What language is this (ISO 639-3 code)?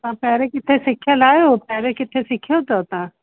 snd